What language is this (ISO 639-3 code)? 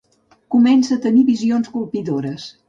cat